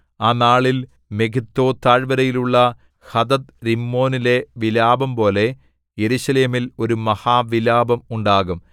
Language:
Malayalam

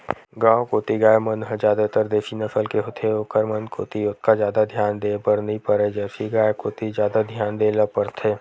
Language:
Chhattisgarhi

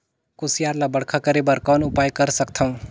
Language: Chhattisgarhi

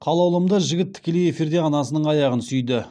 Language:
Kazakh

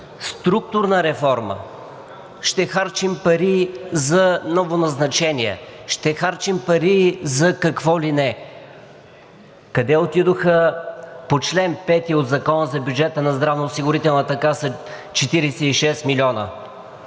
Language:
Bulgarian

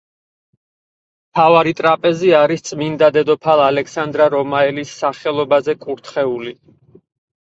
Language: Georgian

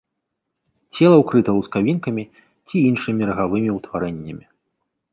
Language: Belarusian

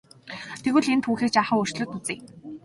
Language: Mongolian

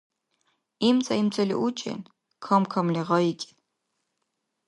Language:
Dargwa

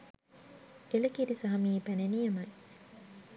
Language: Sinhala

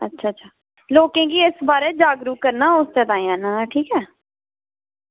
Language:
Dogri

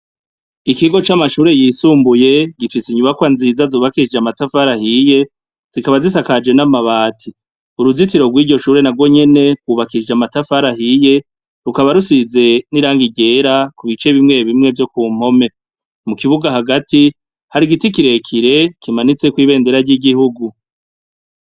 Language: Rundi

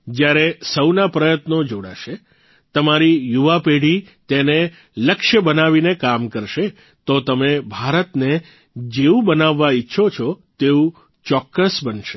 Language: Gujarati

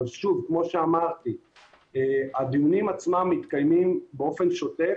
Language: Hebrew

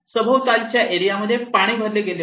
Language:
Marathi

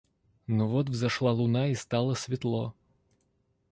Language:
Russian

